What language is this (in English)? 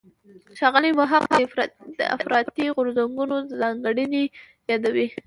Pashto